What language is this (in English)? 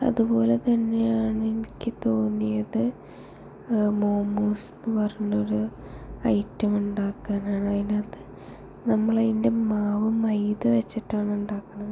Malayalam